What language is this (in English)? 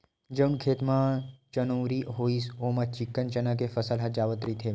Chhattisgarhi